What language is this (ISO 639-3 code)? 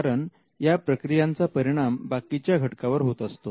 mar